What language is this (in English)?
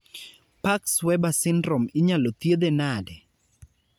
Luo (Kenya and Tanzania)